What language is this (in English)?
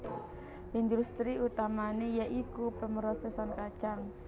Javanese